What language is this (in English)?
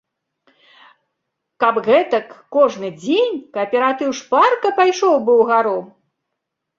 Belarusian